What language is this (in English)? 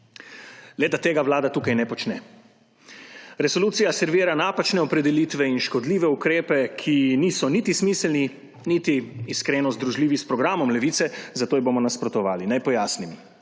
Slovenian